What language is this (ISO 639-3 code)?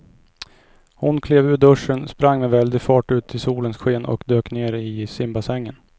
swe